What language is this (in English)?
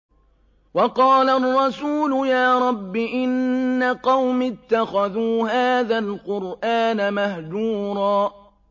Arabic